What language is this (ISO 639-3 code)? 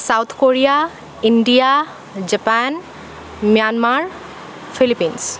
asm